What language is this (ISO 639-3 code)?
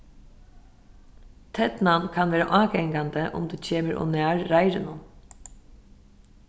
fao